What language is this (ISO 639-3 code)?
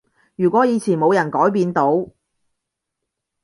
yue